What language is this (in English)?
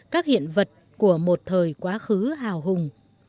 Vietnamese